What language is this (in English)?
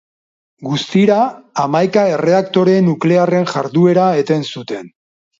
Basque